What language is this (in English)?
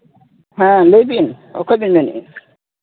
Santali